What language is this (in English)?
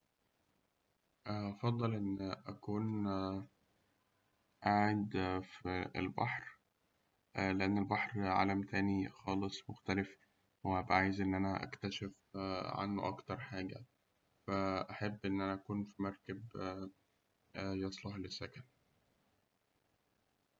Egyptian Arabic